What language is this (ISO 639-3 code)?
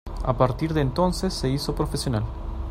spa